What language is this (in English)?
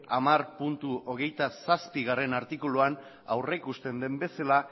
Basque